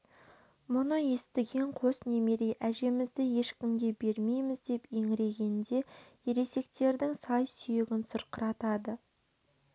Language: Kazakh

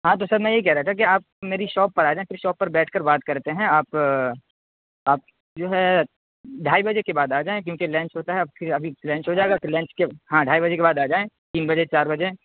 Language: Urdu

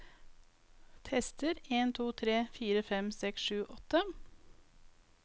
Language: Norwegian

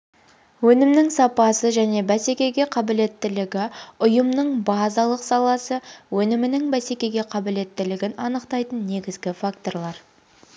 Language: Kazakh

